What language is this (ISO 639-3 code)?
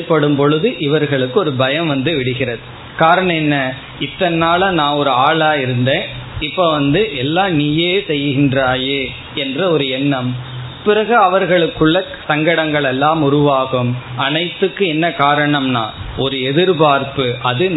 tam